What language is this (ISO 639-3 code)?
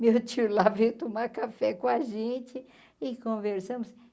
por